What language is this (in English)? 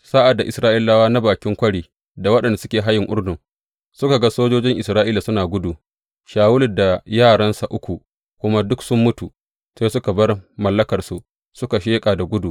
Hausa